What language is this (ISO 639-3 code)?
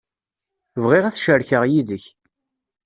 kab